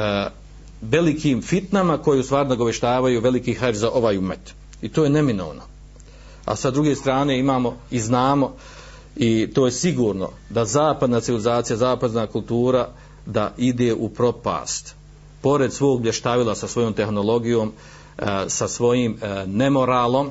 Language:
Croatian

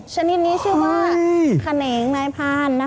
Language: Thai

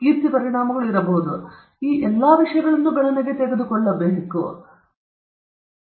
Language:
Kannada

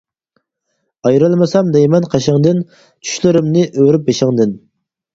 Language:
Uyghur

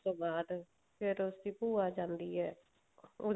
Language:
Punjabi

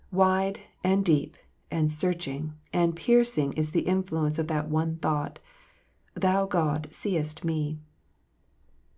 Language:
English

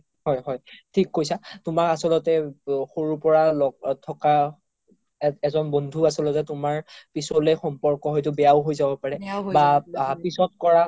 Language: Assamese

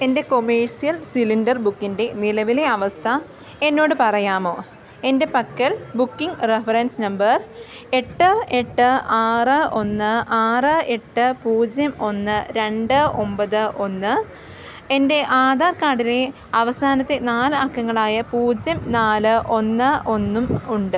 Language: Malayalam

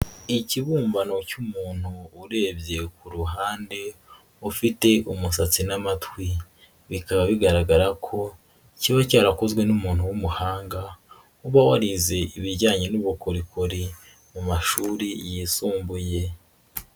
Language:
Kinyarwanda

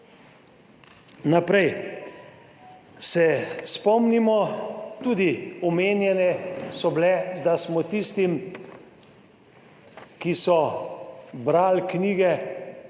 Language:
Slovenian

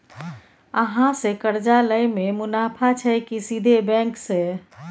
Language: Maithili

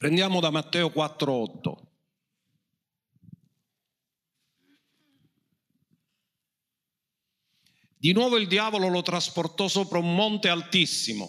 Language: Italian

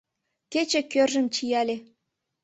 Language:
Mari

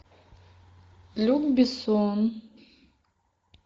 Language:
Russian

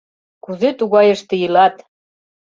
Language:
Mari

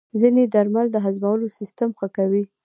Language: Pashto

